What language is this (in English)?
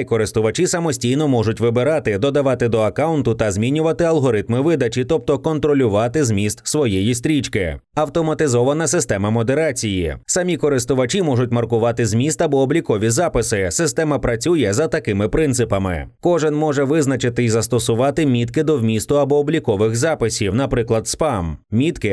Ukrainian